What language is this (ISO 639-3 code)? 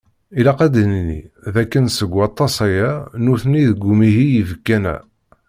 kab